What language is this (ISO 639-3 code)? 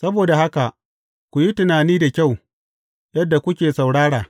hau